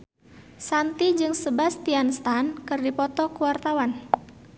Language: Sundanese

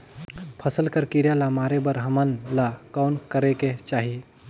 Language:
Chhattisgarhi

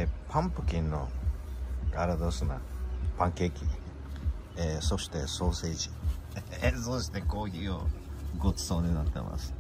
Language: Japanese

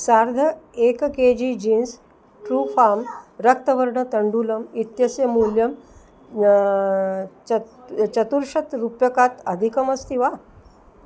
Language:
Sanskrit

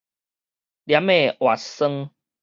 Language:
Min Nan Chinese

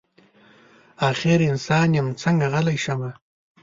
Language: Pashto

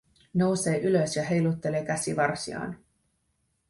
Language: Finnish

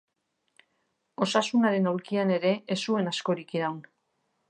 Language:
Basque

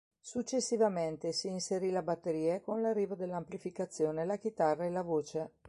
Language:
Italian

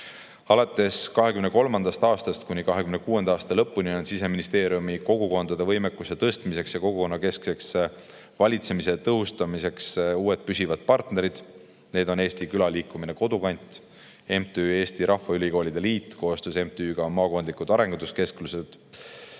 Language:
Estonian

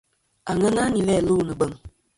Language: Kom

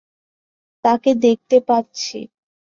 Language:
Bangla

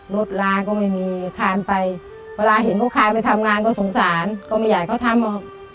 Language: Thai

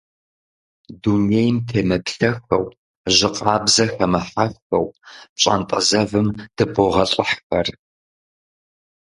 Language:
Kabardian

